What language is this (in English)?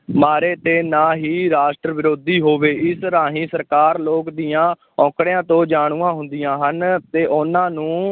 Punjabi